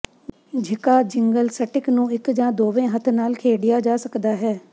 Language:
Punjabi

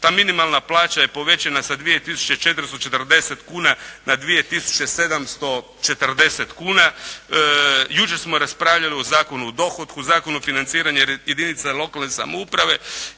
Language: Croatian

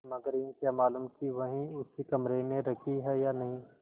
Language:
Hindi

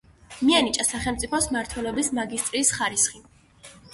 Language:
Georgian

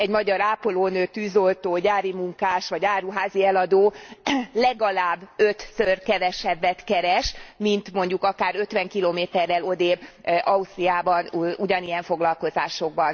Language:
Hungarian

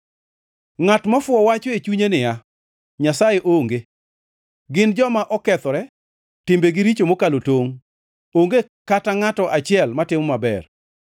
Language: Luo (Kenya and Tanzania)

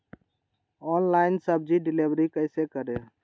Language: Magahi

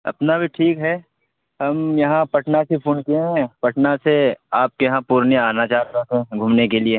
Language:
Urdu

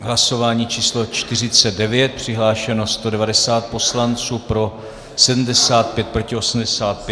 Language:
Czech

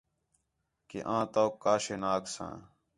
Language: Khetrani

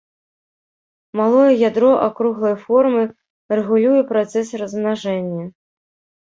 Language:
Belarusian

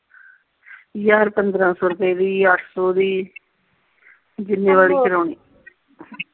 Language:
Punjabi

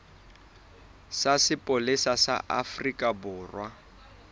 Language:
Southern Sotho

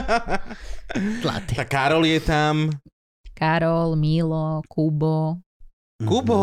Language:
Slovak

